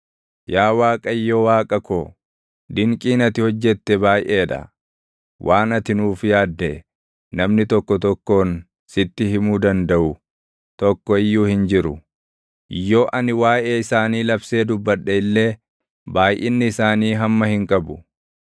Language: Oromo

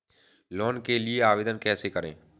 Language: Hindi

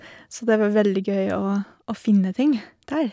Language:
Norwegian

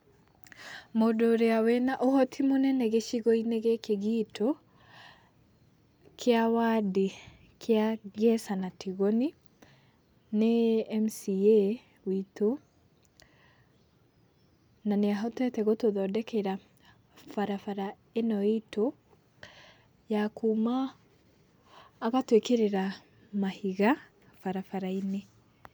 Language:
Kikuyu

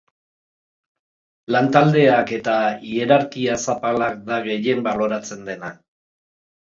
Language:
Basque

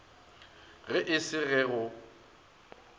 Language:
Northern Sotho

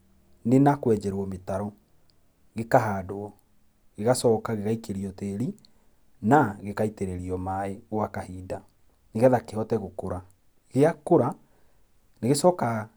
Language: Kikuyu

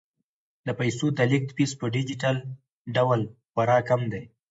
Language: Pashto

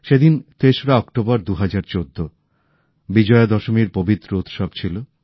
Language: Bangla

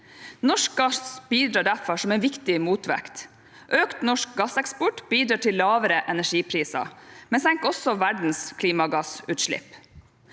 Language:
Norwegian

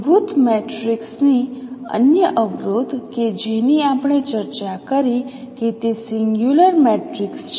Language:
Gujarati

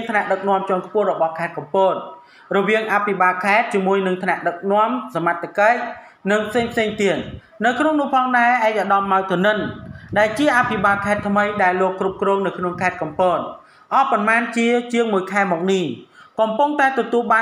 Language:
Thai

